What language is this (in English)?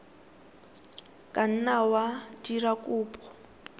Tswana